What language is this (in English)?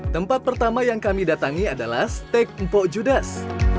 Indonesian